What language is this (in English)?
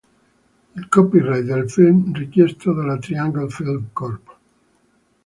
Italian